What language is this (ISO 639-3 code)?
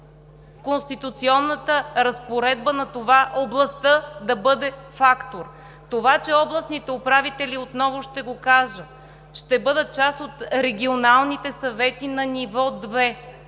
bul